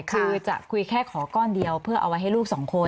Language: Thai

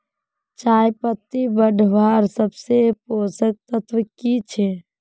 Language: Magahi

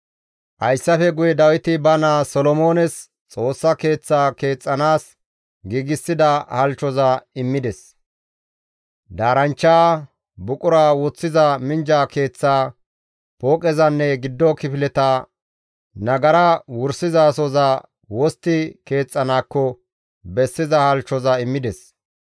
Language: Gamo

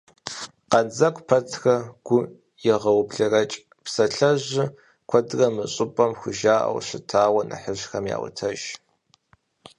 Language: Kabardian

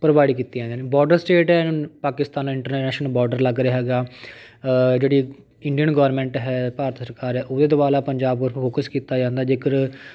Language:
Punjabi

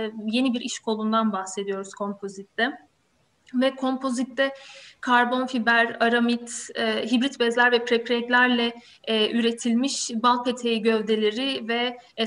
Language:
Turkish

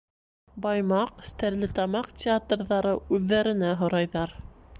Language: Bashkir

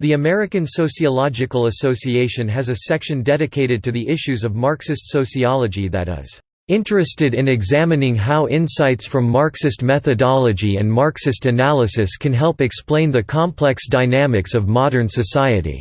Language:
English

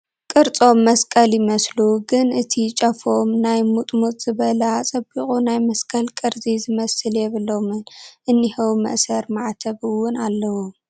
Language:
Tigrinya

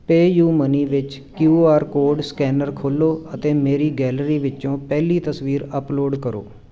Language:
Punjabi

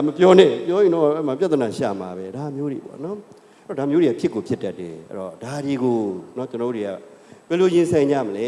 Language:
Indonesian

